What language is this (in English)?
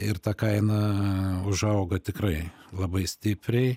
Lithuanian